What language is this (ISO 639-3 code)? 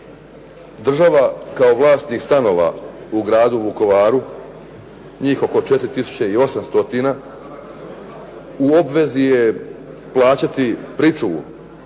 hrv